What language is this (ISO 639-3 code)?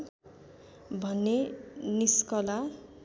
nep